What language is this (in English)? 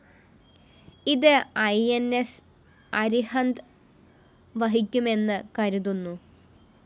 Malayalam